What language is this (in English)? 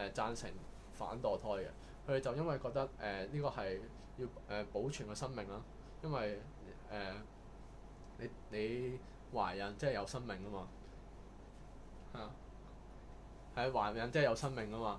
Chinese